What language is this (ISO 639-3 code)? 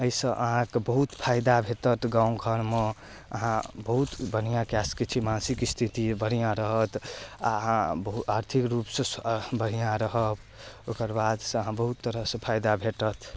mai